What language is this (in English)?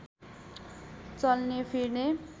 Nepali